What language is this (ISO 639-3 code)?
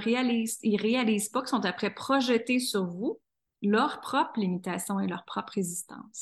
fra